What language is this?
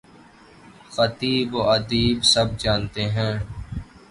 Urdu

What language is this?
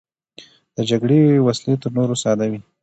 Pashto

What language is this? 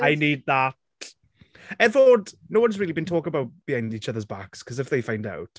Welsh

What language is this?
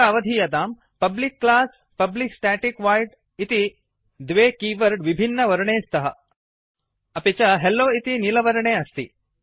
Sanskrit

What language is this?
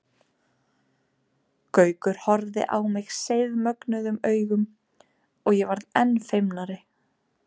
Icelandic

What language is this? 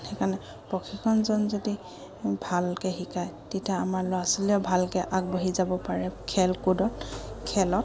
Assamese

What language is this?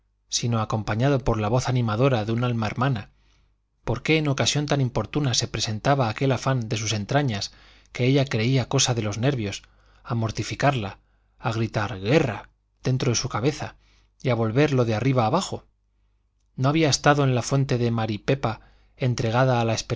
Spanish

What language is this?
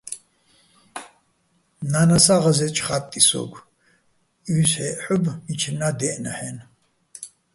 Bats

